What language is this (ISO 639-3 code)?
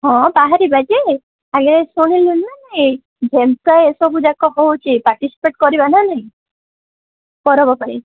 ori